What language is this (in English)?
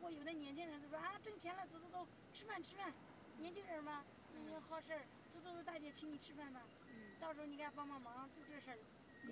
Chinese